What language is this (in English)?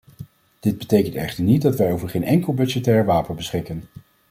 Dutch